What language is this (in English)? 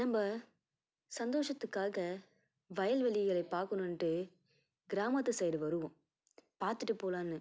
Tamil